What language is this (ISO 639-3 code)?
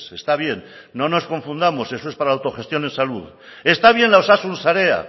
spa